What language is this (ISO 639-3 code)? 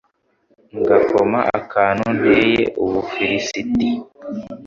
kin